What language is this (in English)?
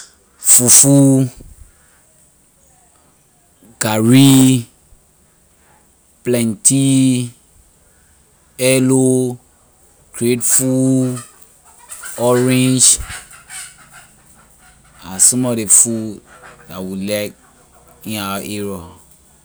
Liberian English